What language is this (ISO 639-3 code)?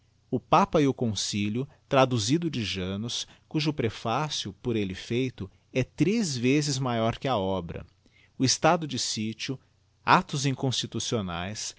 por